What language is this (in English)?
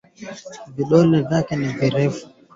Swahili